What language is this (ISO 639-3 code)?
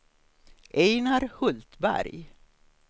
swe